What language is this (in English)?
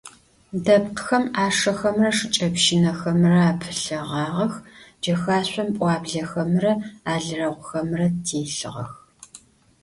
Adyghe